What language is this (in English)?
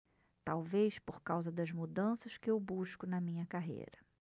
Portuguese